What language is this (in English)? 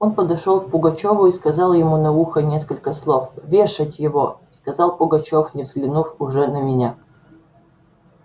Russian